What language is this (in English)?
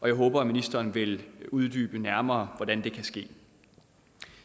Danish